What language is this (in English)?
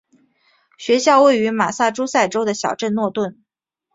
Chinese